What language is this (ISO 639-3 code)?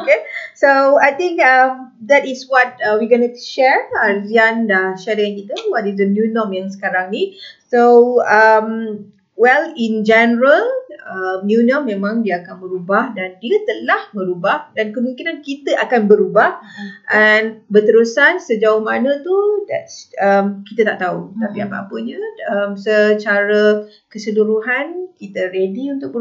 msa